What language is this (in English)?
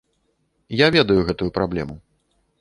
Belarusian